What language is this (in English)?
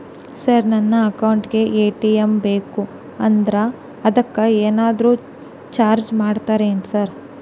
Kannada